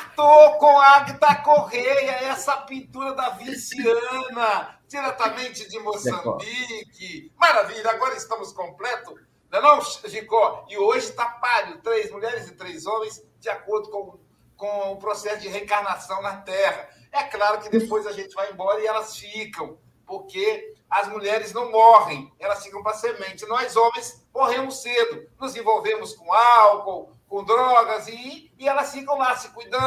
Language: Portuguese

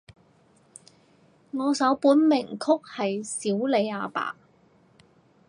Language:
Cantonese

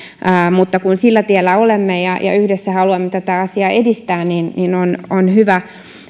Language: Finnish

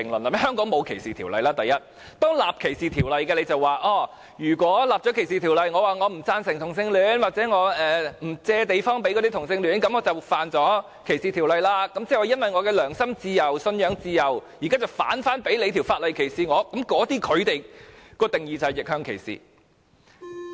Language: Cantonese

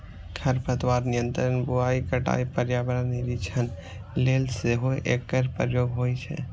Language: Maithili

